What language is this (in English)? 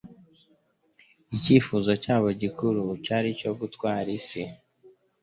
Kinyarwanda